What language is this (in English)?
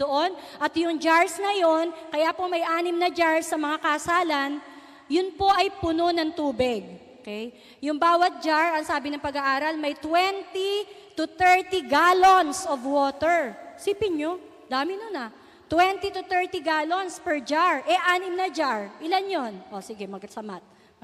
Filipino